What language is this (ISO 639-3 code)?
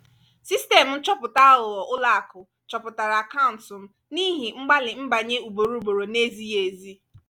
ibo